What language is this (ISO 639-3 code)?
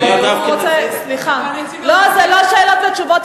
heb